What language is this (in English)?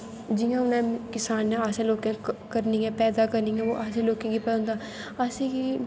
Dogri